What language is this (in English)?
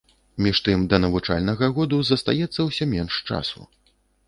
Belarusian